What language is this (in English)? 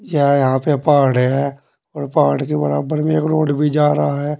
Hindi